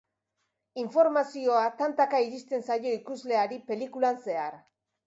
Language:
Basque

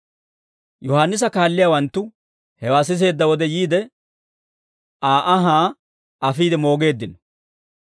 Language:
Dawro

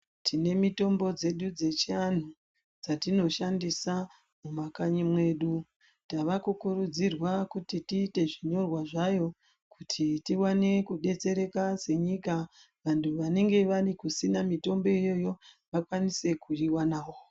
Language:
Ndau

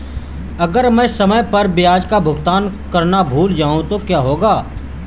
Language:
Hindi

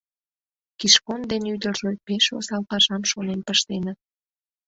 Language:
Mari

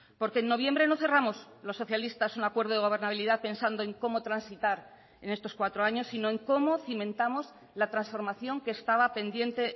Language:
Spanish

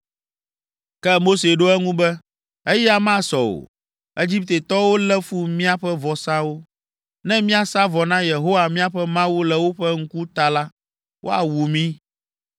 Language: Ewe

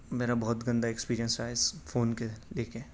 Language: Urdu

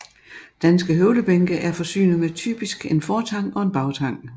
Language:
Danish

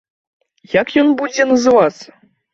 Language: Belarusian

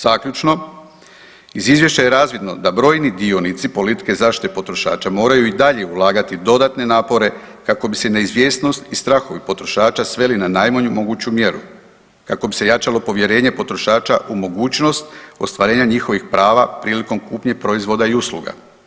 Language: Croatian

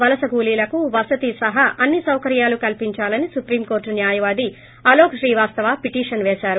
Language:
Telugu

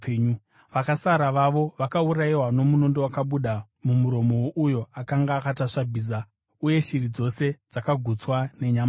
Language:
Shona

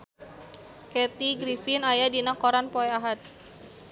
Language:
Sundanese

